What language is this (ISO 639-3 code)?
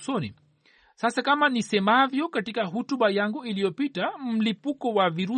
swa